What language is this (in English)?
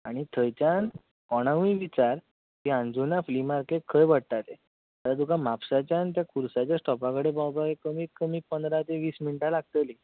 Konkani